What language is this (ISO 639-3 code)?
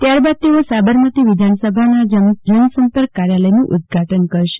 guj